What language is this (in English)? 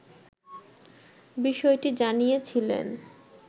Bangla